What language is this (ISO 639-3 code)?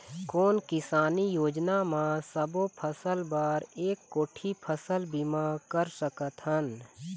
hne